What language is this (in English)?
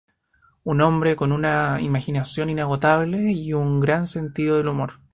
Spanish